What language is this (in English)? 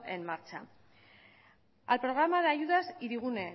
Spanish